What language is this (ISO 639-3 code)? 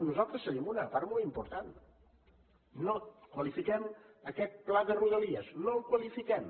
cat